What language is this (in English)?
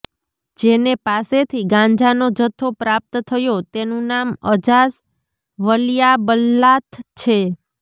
Gujarati